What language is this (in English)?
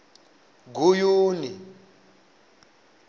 Venda